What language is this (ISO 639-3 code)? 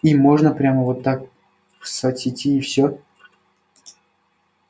rus